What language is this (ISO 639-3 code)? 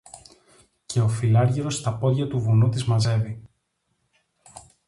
ell